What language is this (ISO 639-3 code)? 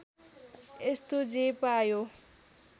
nep